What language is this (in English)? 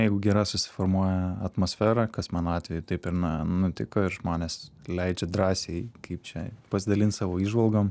Lithuanian